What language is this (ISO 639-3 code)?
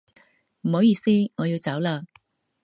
yue